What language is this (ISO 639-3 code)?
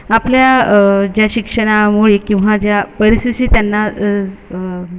mar